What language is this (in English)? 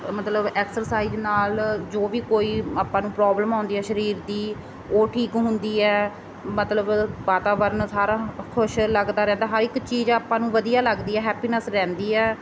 Punjabi